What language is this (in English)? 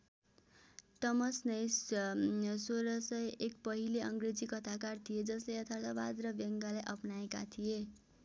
Nepali